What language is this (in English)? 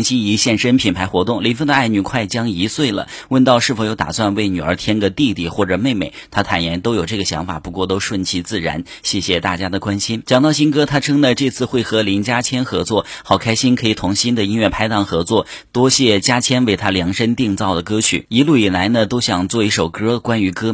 Chinese